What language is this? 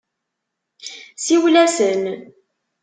Kabyle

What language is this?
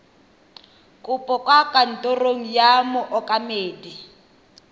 Tswana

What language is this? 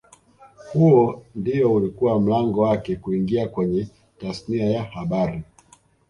Swahili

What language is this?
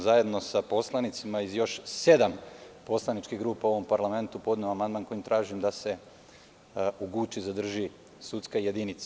Serbian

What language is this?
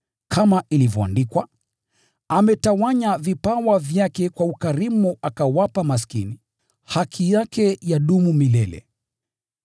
Swahili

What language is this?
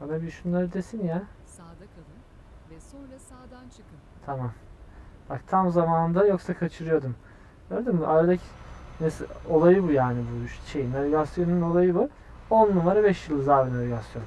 Turkish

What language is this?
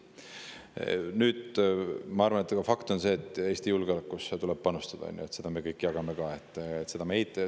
Estonian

